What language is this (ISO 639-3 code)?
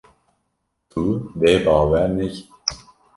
kur